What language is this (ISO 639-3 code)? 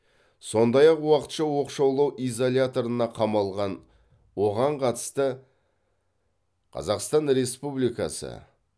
kaz